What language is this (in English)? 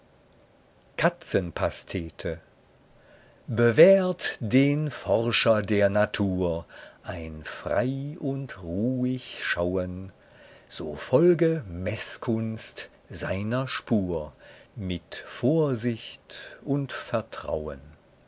German